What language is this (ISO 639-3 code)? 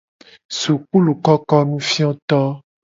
gej